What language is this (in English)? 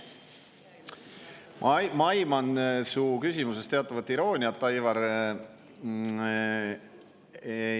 Estonian